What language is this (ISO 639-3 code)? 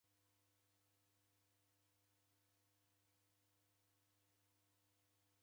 dav